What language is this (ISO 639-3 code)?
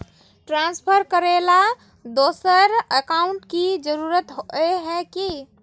mag